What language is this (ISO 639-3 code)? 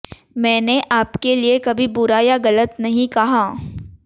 hin